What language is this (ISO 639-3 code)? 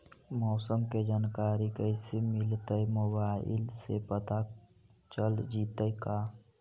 mag